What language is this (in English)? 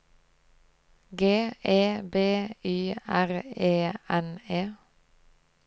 Norwegian